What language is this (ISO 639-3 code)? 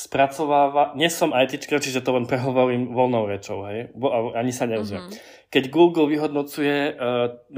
slk